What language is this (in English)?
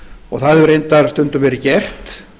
Icelandic